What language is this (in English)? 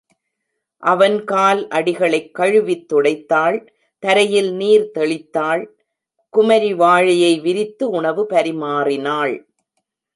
Tamil